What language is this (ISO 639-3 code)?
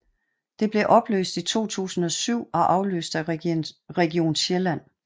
dan